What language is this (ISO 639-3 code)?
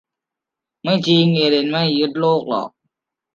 tha